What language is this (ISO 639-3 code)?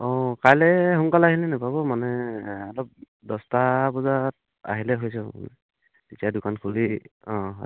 asm